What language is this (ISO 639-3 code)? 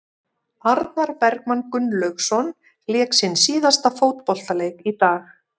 isl